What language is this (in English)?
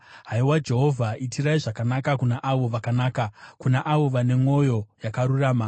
Shona